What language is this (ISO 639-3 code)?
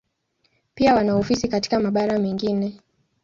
swa